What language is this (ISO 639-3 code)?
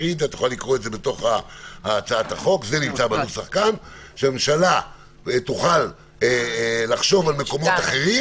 heb